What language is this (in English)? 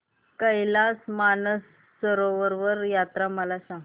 Marathi